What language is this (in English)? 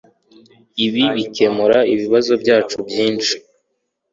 Kinyarwanda